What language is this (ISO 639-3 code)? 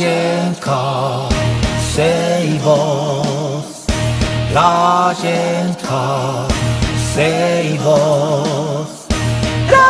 kor